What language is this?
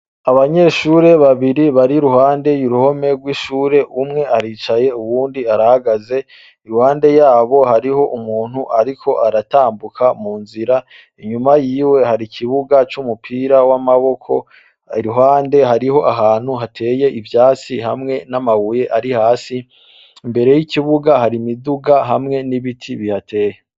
Rundi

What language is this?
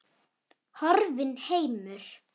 Icelandic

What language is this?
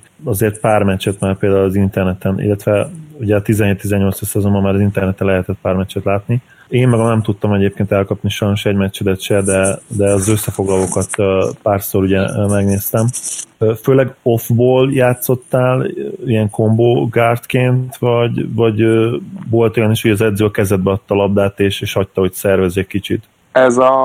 Hungarian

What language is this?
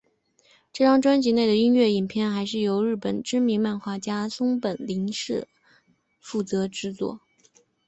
Chinese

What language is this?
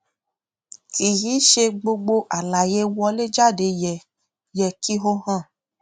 Yoruba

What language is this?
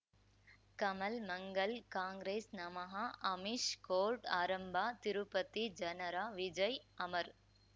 Kannada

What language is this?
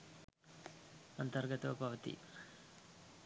Sinhala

